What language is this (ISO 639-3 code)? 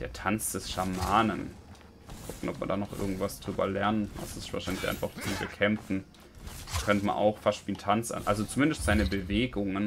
deu